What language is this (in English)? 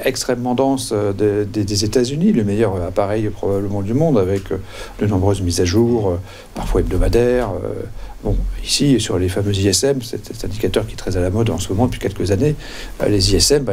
French